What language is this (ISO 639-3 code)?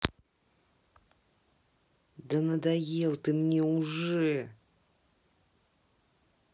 rus